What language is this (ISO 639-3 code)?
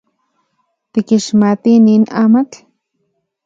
ncx